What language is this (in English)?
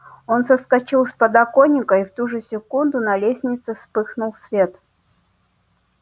Russian